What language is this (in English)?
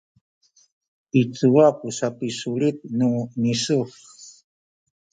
Sakizaya